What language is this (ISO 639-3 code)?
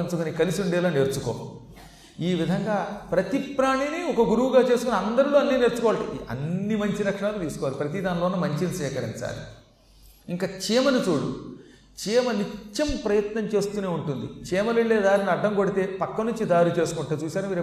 tel